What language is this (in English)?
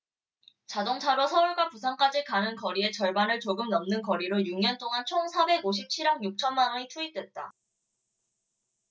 Korean